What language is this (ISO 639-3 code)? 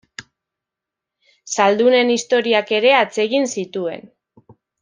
eus